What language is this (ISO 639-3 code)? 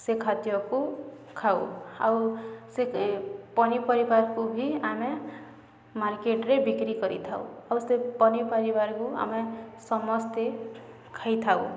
ori